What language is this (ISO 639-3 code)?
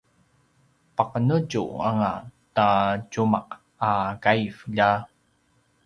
pwn